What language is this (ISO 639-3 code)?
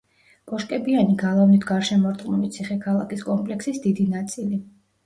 kat